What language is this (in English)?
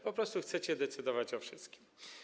Polish